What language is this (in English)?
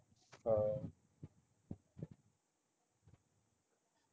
Punjabi